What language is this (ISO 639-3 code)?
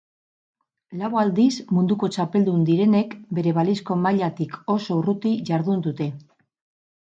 eus